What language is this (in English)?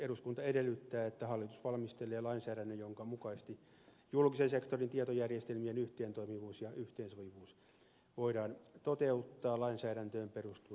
Finnish